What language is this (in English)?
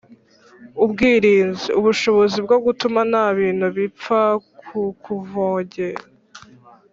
Kinyarwanda